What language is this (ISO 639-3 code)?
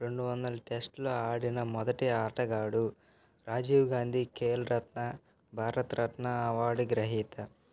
tel